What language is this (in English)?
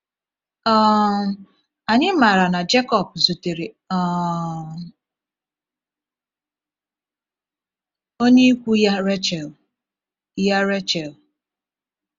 Igbo